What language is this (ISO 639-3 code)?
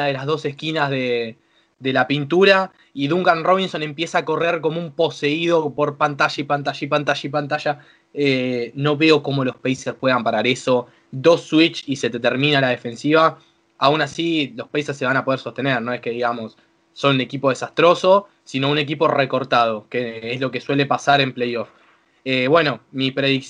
spa